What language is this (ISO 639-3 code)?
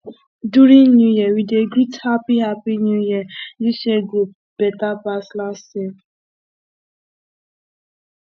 pcm